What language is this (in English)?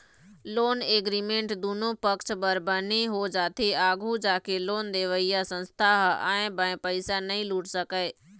Chhattisgarhi